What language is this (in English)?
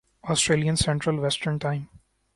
Urdu